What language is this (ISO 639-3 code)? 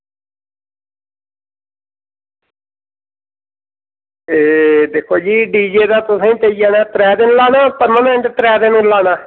doi